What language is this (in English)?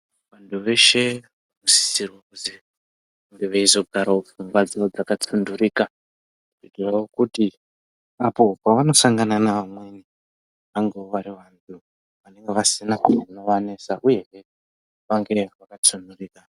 Ndau